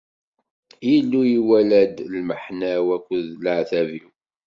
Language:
Kabyle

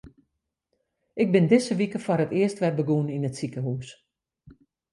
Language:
Western Frisian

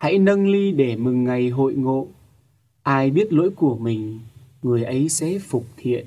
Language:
Vietnamese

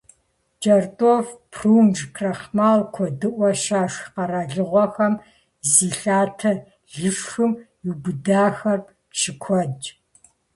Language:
Kabardian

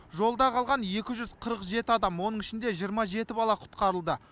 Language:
Kazakh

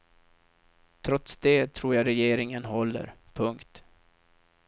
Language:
Swedish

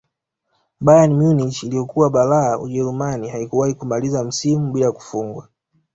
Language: Swahili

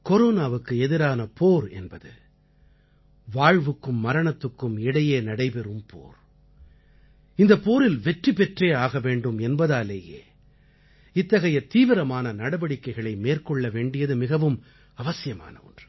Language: Tamil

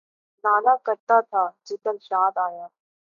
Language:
Urdu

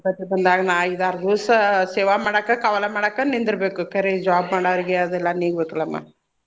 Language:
Kannada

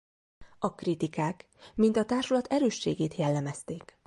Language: Hungarian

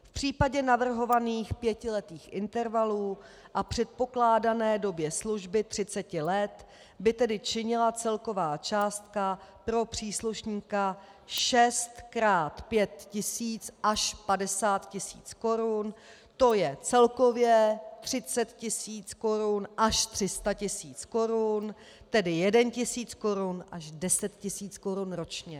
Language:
Czech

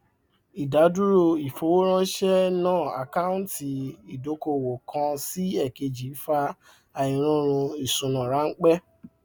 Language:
Yoruba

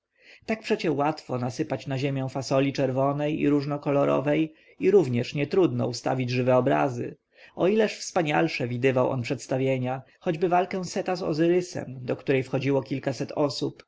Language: Polish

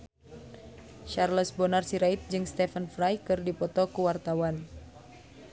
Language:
Sundanese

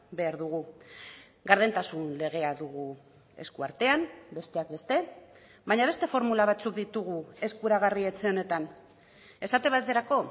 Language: Basque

